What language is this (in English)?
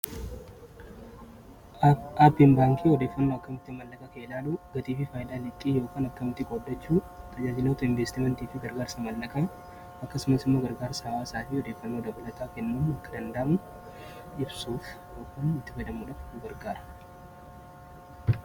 Oromo